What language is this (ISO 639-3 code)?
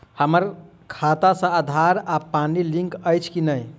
mai